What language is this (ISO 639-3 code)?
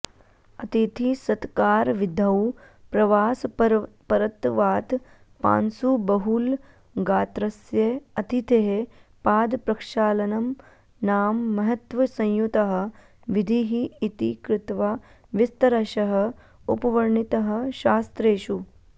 san